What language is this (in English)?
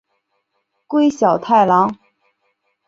Chinese